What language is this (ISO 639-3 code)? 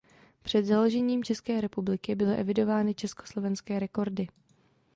ces